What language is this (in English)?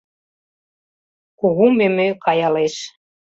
Mari